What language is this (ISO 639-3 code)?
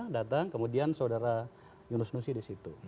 ind